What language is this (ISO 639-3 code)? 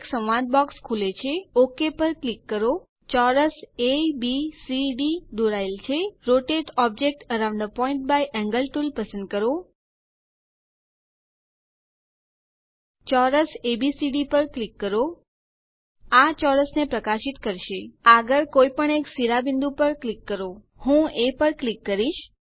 guj